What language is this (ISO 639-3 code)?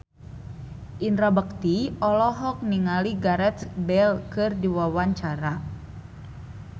sun